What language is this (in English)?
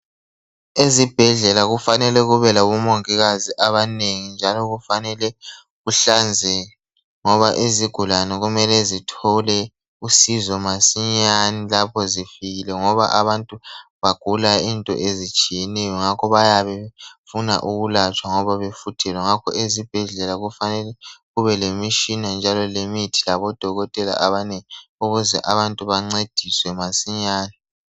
North Ndebele